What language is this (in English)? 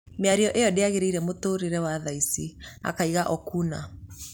Kikuyu